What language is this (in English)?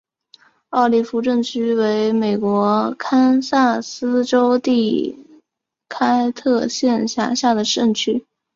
Chinese